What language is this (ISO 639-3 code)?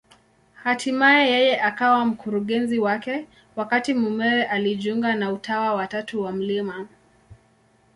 swa